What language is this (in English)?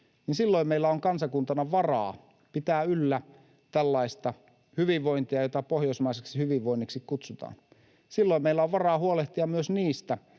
Finnish